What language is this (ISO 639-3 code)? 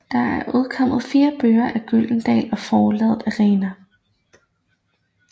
dan